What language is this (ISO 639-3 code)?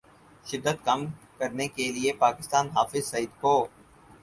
urd